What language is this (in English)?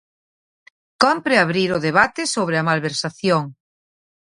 Galician